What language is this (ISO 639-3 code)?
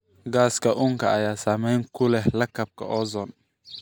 som